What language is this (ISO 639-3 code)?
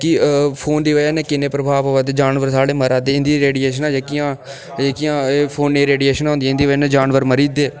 doi